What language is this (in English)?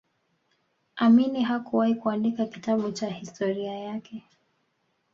Swahili